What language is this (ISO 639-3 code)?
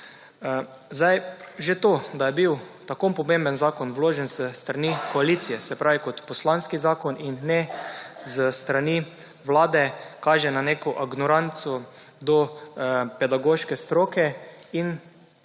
slv